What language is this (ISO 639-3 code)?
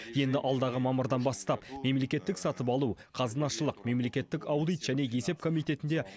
kaz